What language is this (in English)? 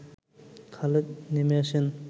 Bangla